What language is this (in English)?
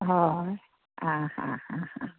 Konkani